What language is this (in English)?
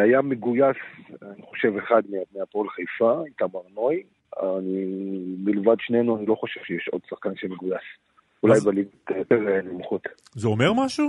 Hebrew